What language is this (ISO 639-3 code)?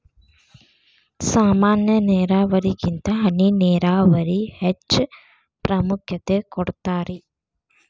kan